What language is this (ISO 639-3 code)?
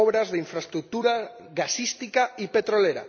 spa